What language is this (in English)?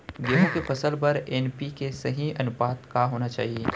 Chhattisgarhi